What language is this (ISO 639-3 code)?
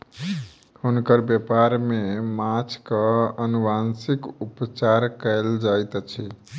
mai